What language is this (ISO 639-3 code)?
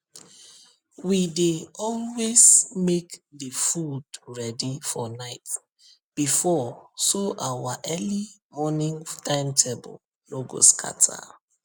pcm